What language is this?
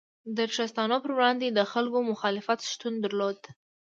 Pashto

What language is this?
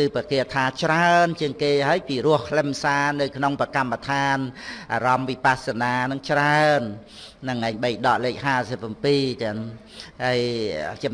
Vietnamese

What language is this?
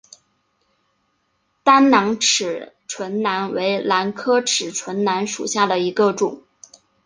Chinese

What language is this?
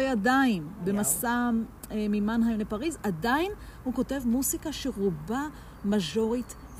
Hebrew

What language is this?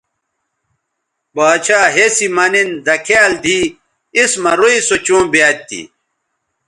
Bateri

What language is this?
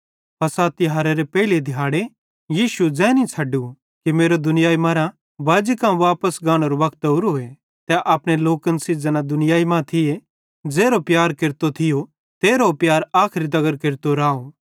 Bhadrawahi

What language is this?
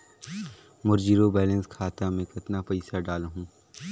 Chhattisgarhi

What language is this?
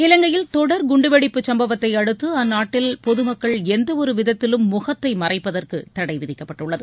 Tamil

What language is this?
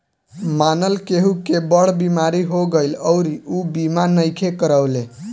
Bhojpuri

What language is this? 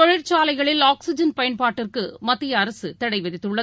Tamil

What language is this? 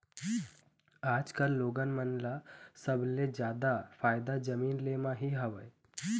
Chhattisgarhi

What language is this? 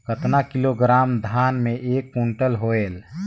Chhattisgarhi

